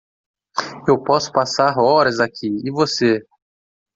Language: Portuguese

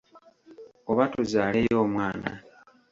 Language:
Ganda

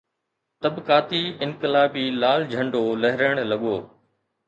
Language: Sindhi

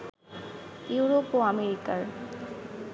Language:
Bangla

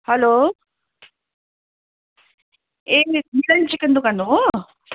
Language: Nepali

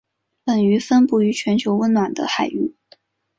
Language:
Chinese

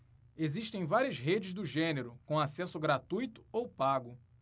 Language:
Portuguese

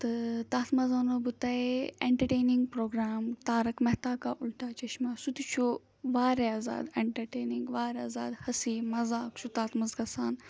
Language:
Kashmiri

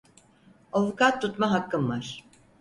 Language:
Turkish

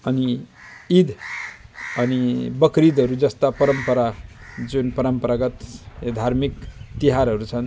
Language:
Nepali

